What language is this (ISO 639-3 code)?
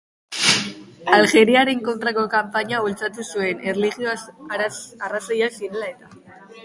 eus